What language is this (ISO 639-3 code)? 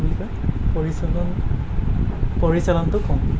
asm